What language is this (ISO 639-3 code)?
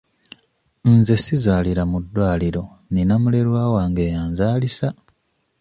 lug